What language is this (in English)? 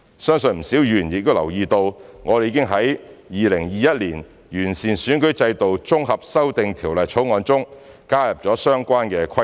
Cantonese